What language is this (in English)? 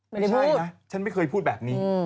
Thai